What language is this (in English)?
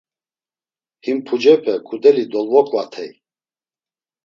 Laz